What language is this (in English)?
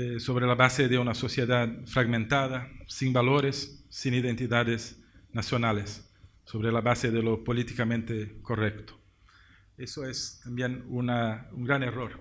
Spanish